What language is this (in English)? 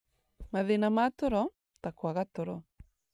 Kikuyu